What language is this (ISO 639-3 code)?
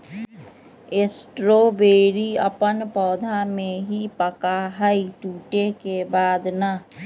mag